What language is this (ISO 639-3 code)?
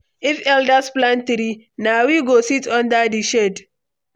pcm